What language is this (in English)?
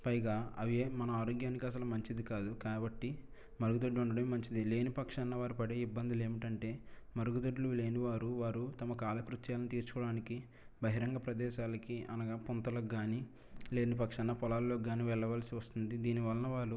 Telugu